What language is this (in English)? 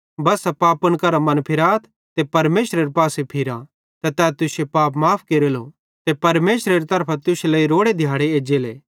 Bhadrawahi